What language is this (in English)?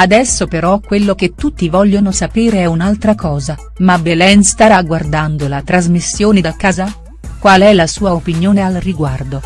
Italian